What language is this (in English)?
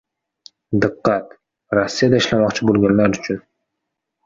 Uzbek